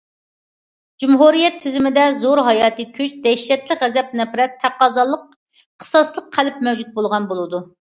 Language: Uyghur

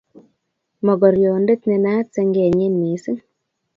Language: Kalenjin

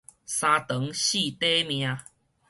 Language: Min Nan Chinese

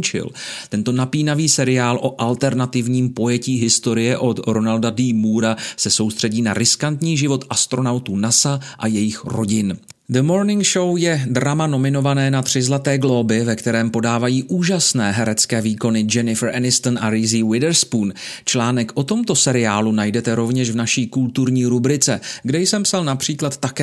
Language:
Czech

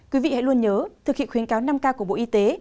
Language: Vietnamese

